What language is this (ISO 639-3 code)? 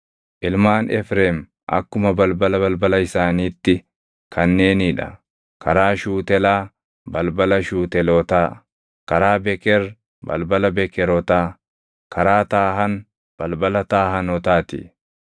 orm